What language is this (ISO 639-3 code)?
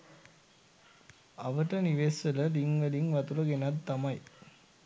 sin